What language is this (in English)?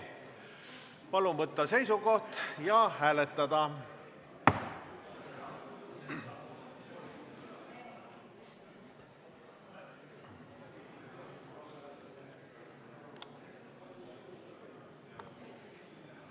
Estonian